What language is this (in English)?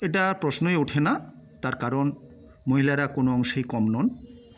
Bangla